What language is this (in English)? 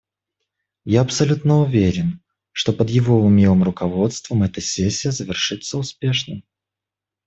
Russian